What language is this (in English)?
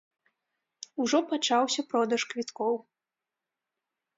Belarusian